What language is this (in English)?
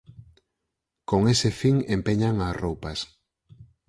Galician